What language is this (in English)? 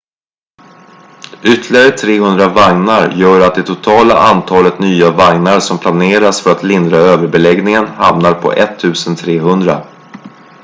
Swedish